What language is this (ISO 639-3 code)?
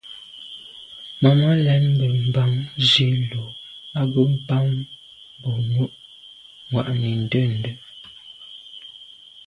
byv